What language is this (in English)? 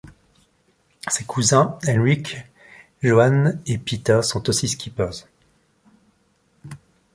French